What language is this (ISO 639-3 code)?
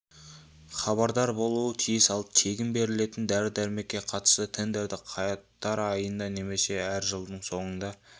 kaz